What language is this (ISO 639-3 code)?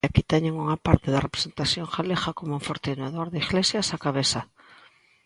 glg